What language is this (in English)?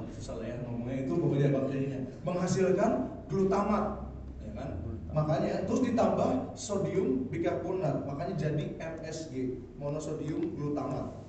Indonesian